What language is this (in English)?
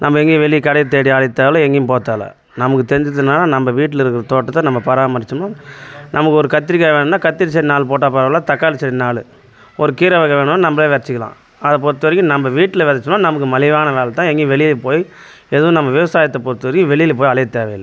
Tamil